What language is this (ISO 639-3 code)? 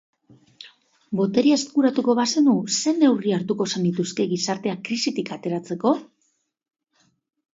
eus